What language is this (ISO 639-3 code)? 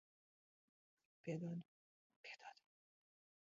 lav